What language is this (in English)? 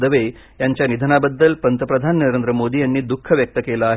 Marathi